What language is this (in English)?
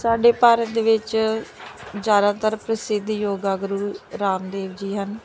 Punjabi